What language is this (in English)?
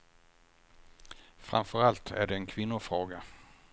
Swedish